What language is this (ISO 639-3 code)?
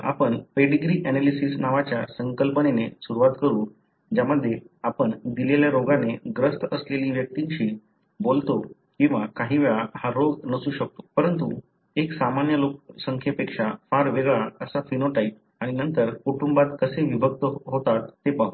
mar